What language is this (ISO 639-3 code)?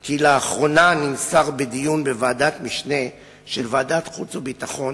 heb